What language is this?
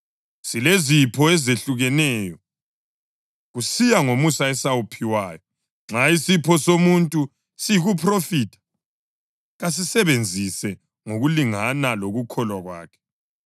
North Ndebele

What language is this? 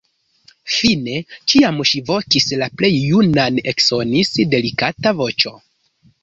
Esperanto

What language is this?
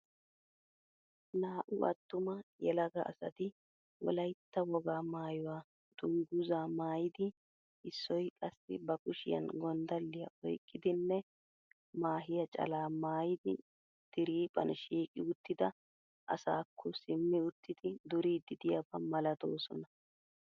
Wolaytta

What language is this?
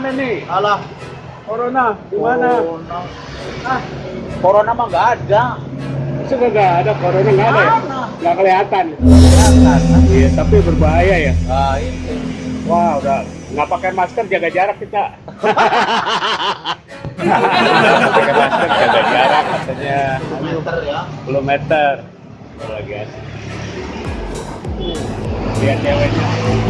Indonesian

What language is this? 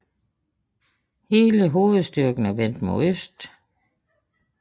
Danish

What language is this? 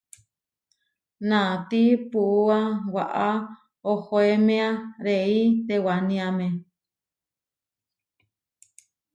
Huarijio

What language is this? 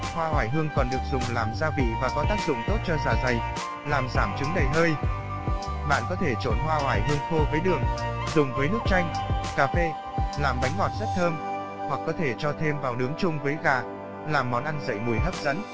Vietnamese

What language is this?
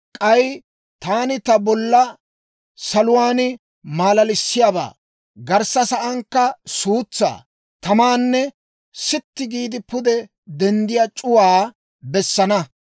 Dawro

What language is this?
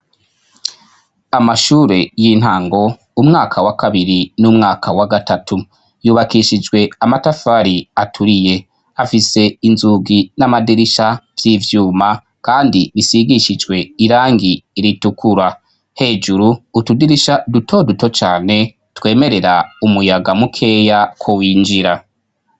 Rundi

